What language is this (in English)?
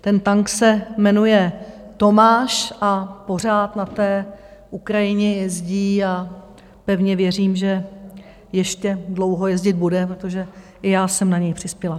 Czech